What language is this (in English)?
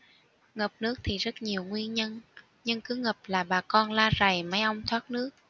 Vietnamese